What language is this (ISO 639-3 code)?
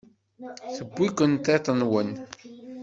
kab